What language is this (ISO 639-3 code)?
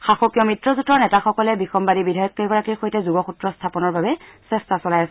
asm